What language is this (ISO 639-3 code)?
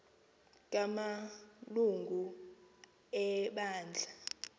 xho